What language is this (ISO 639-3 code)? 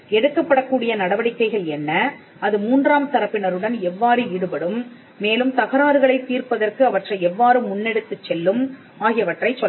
tam